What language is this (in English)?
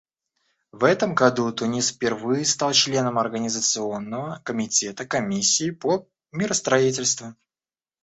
Russian